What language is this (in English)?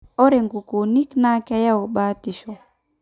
Masai